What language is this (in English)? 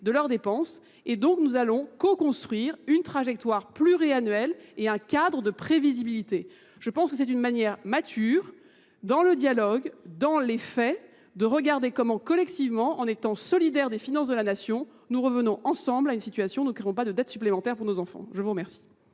French